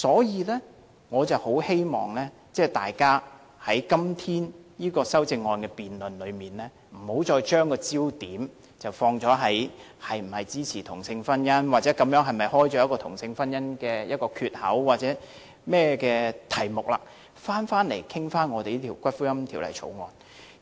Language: Cantonese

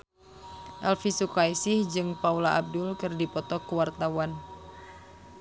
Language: Sundanese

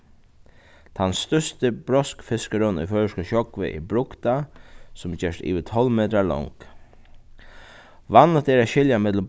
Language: Faroese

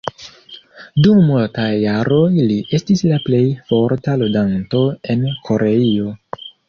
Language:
Esperanto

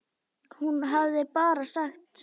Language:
Icelandic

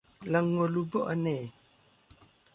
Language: Thai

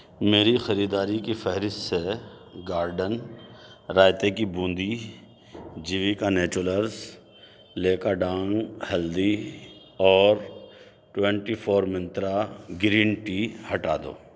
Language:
Urdu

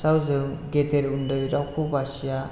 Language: Bodo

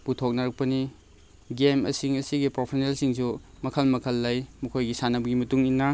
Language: Manipuri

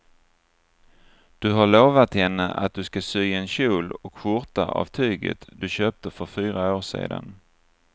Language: Swedish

